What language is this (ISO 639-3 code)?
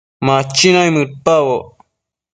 mcf